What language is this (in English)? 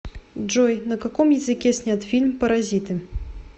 Russian